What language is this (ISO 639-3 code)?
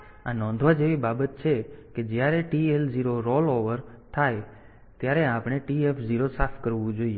guj